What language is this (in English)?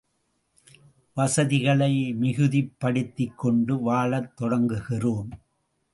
Tamil